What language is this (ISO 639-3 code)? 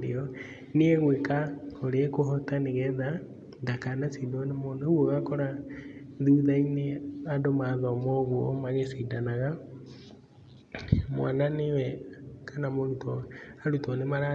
kik